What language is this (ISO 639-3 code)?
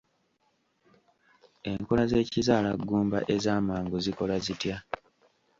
lug